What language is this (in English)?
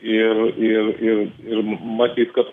Lithuanian